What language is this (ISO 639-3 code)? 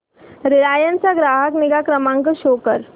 mar